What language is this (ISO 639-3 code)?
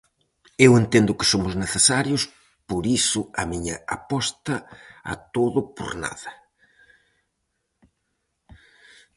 glg